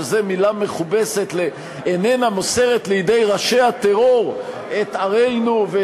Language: Hebrew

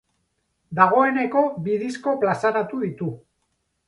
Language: Basque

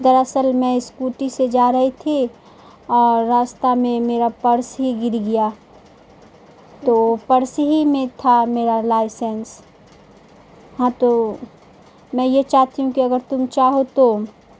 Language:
Urdu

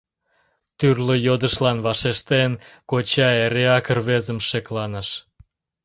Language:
Mari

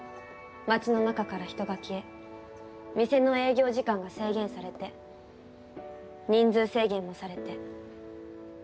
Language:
Japanese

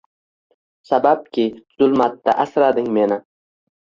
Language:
Uzbek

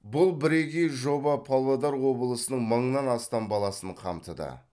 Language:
Kazakh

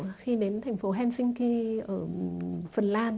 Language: Vietnamese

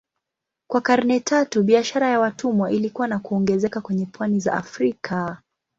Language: Swahili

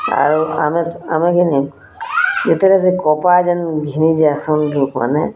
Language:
Odia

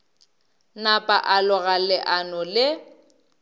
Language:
Northern Sotho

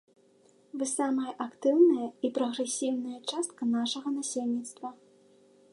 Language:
Belarusian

